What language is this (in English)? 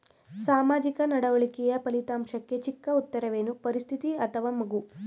Kannada